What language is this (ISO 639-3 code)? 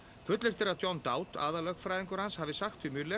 isl